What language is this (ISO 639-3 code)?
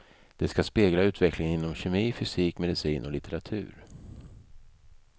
swe